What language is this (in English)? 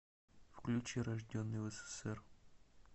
Russian